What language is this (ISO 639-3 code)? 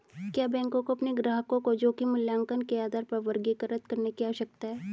hin